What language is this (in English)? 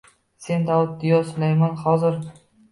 Uzbek